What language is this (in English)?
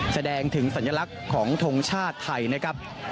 Thai